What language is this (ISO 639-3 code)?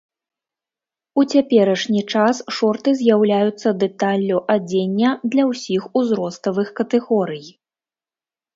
bel